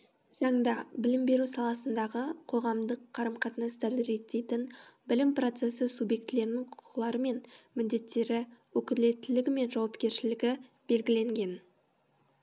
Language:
Kazakh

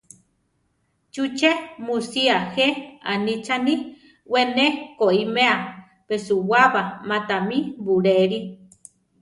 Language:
Central Tarahumara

